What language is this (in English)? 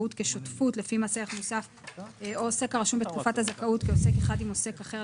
Hebrew